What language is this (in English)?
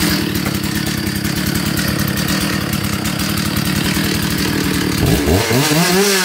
Vietnamese